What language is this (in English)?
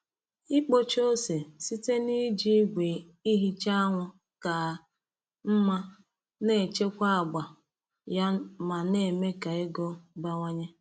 Igbo